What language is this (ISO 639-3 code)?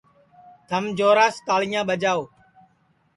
ssi